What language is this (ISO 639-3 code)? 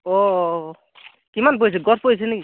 asm